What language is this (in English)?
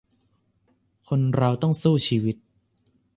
Thai